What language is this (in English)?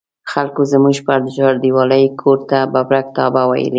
Pashto